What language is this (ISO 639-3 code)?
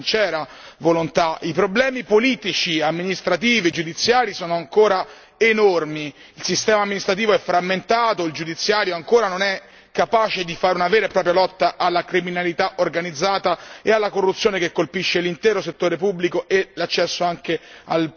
ita